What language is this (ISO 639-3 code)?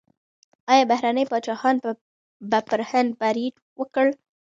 pus